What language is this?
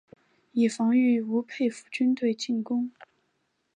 Chinese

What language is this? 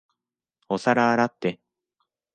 Japanese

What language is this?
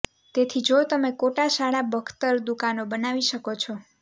Gujarati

